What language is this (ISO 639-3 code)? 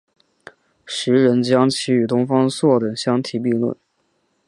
zho